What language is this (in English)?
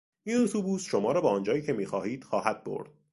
Persian